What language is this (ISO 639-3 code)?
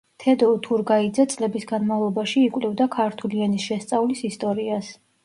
kat